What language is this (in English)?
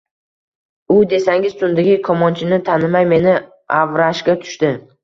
Uzbek